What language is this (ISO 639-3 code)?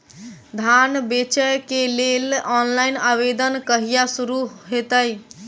mai